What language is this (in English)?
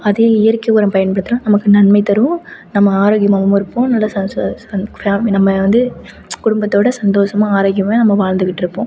Tamil